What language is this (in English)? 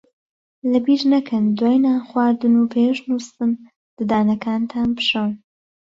Central Kurdish